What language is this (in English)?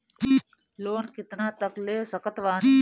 Bhojpuri